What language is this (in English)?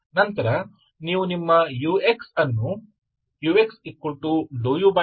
Kannada